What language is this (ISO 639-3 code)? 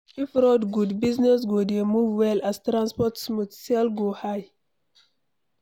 pcm